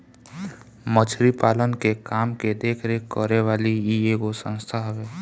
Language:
Bhojpuri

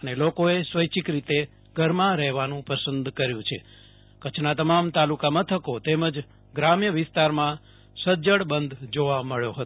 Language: Gujarati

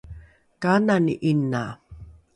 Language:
Rukai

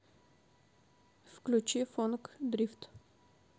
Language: Russian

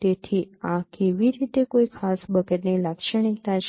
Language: Gujarati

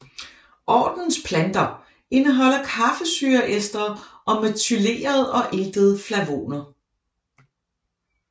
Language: Danish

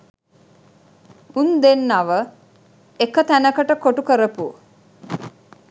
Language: Sinhala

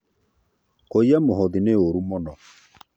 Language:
Kikuyu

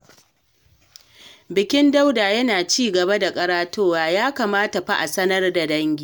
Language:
Hausa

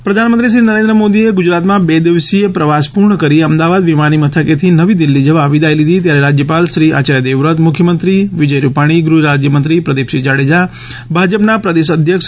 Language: Gujarati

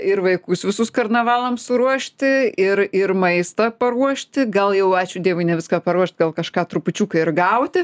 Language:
Lithuanian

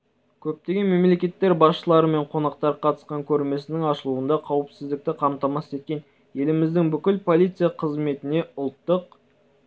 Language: Kazakh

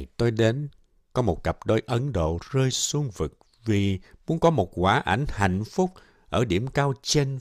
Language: Vietnamese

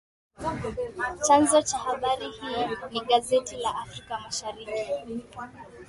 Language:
Swahili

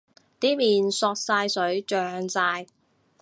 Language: Cantonese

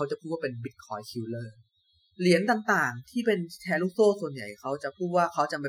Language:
Thai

